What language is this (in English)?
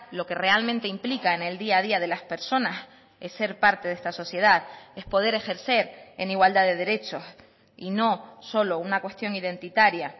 Spanish